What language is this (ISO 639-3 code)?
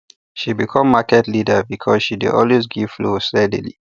pcm